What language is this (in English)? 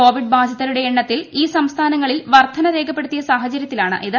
Malayalam